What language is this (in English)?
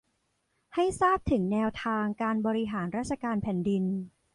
Thai